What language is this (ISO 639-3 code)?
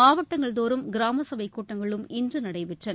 tam